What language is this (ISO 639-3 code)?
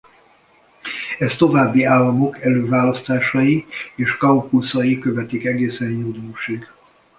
hun